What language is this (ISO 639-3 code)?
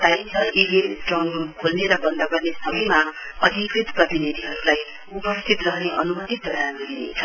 nep